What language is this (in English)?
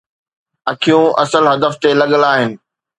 Sindhi